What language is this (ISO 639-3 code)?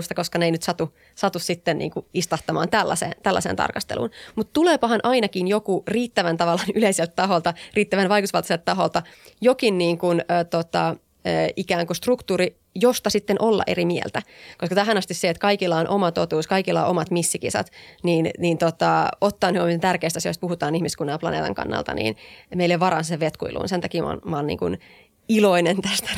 fin